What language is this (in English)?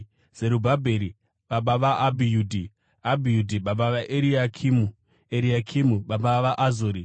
Shona